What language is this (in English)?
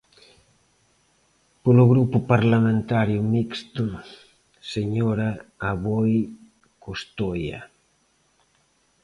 Galician